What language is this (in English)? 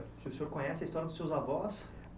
Portuguese